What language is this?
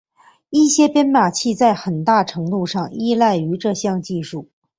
Chinese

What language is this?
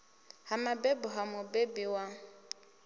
Venda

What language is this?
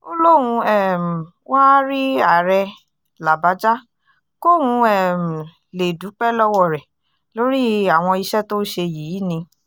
Yoruba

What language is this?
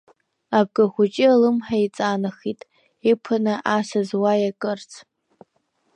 Abkhazian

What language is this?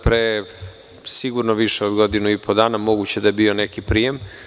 Serbian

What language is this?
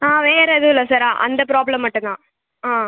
Tamil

